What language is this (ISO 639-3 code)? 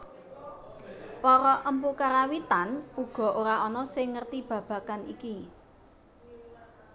jav